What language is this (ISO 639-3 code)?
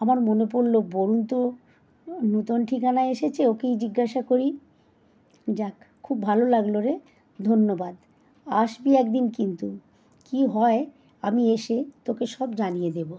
ben